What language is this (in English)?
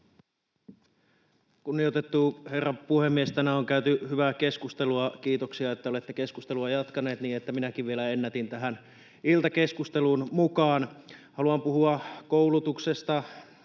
Finnish